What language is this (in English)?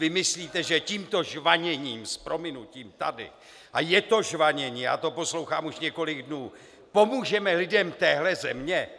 Czech